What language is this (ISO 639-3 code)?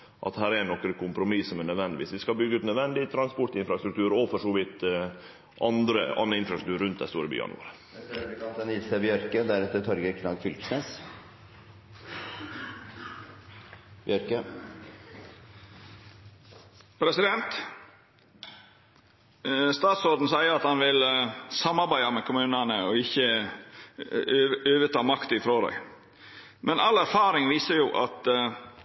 nno